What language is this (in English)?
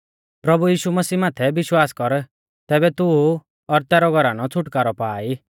Mahasu Pahari